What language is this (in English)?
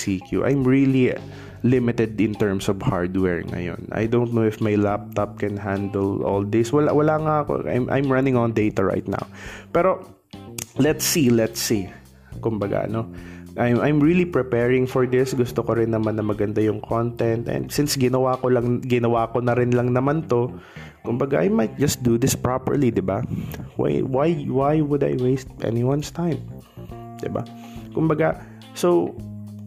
Filipino